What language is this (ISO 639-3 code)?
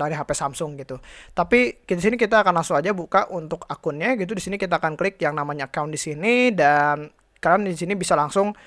ind